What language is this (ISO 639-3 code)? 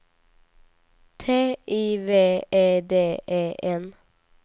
swe